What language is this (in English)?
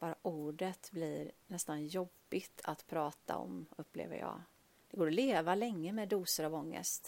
Swedish